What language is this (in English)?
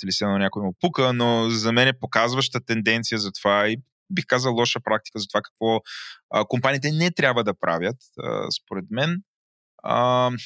Bulgarian